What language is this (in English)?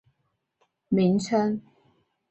Chinese